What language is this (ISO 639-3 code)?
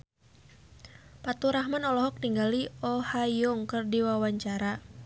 sun